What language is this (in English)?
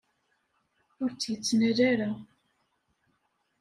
Kabyle